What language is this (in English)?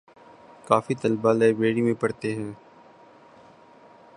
Urdu